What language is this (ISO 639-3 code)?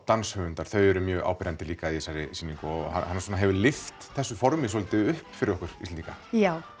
isl